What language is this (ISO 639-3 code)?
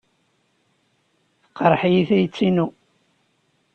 kab